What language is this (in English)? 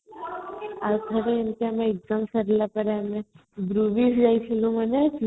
Odia